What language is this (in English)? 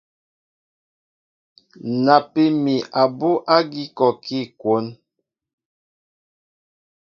Mbo (Cameroon)